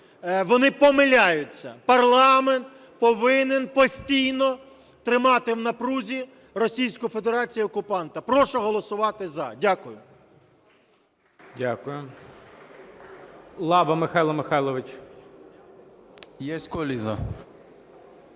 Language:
Ukrainian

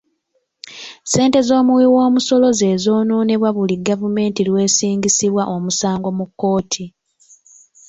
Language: Ganda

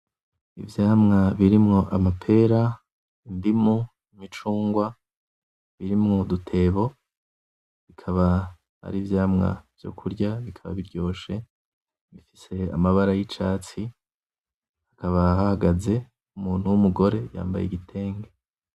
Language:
Rundi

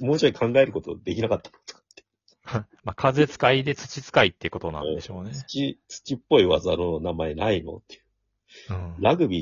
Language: Japanese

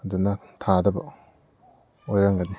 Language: Manipuri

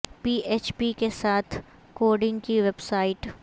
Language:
Urdu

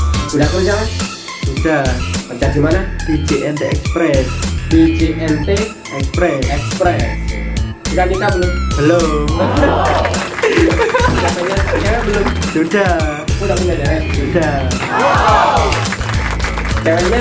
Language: Indonesian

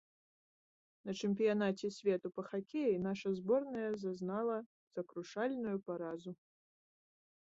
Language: Belarusian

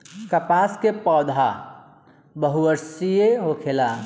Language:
Bhojpuri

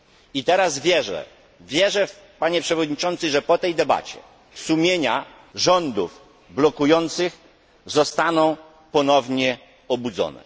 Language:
Polish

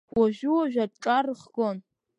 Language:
Abkhazian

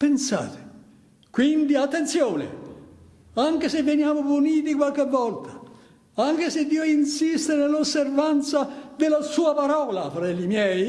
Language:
Italian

